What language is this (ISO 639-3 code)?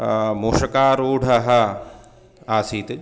san